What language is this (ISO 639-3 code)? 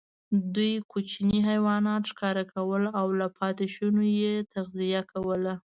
pus